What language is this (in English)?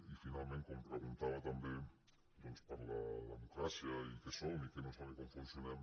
Catalan